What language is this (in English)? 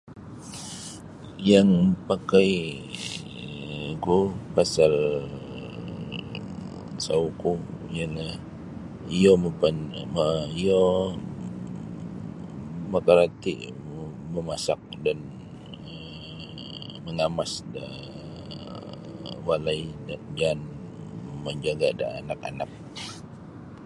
Sabah Bisaya